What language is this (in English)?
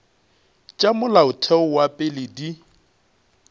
Northern Sotho